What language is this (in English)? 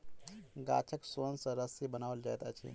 Maithili